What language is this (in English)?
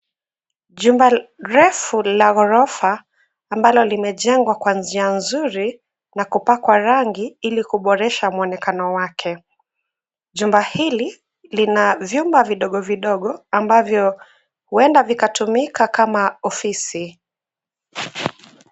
Swahili